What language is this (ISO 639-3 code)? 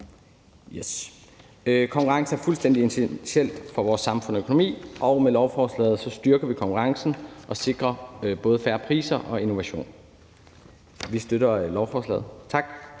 dan